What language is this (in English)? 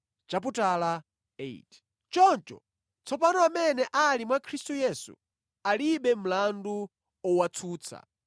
Nyanja